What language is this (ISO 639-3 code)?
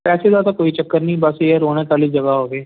pan